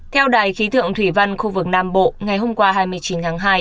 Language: Vietnamese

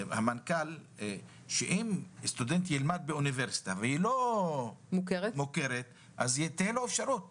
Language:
Hebrew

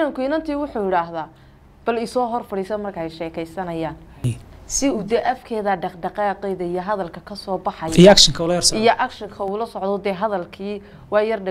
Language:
Arabic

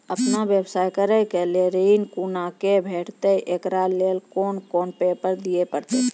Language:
Maithili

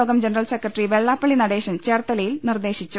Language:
Malayalam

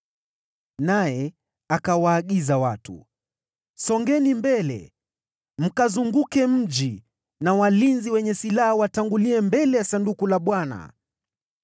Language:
Swahili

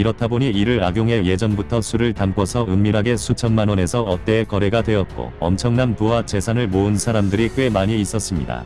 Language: Korean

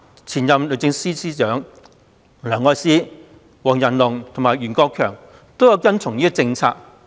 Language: Cantonese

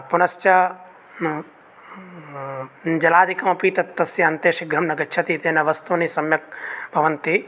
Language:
Sanskrit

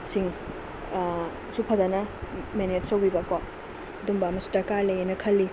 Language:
Manipuri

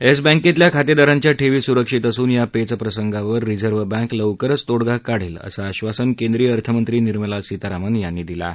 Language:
Marathi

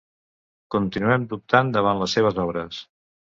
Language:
Catalan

